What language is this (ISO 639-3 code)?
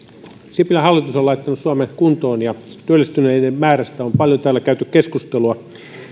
fin